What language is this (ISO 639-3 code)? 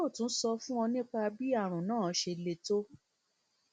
yor